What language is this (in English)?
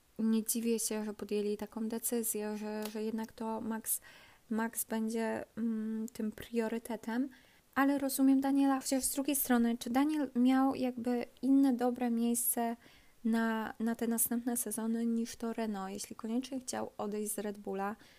Polish